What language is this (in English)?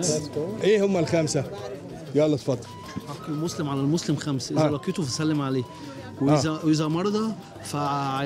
Arabic